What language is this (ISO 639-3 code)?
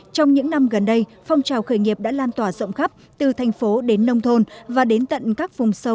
vie